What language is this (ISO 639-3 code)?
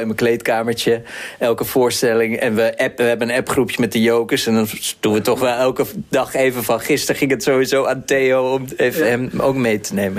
nld